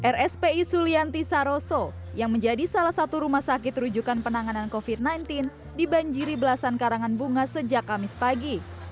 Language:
Indonesian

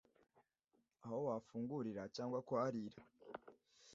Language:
Kinyarwanda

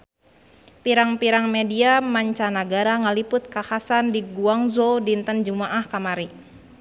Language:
Sundanese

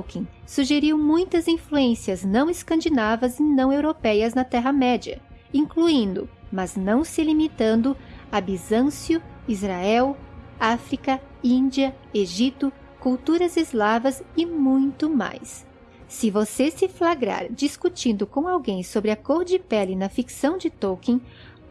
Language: Portuguese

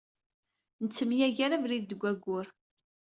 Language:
Kabyle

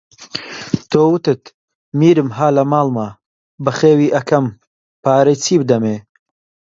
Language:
Central Kurdish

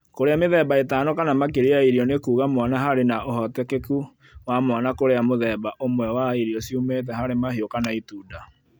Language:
Kikuyu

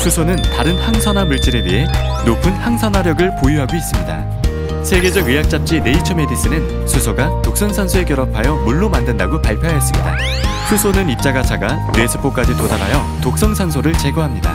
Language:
Korean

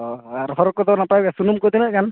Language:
Santali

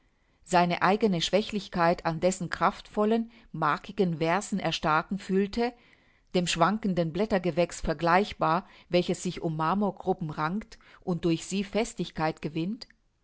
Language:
German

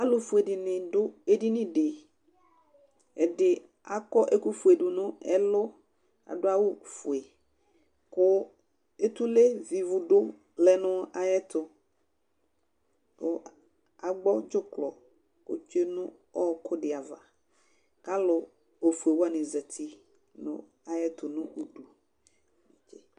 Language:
Ikposo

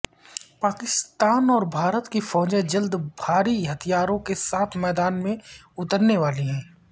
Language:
Urdu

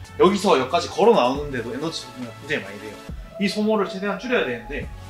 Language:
Korean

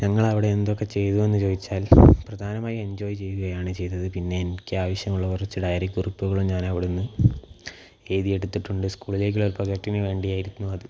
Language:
Malayalam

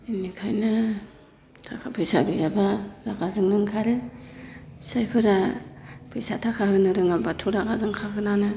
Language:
Bodo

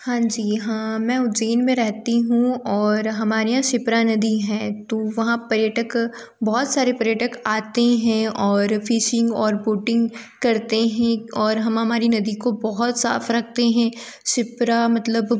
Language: Hindi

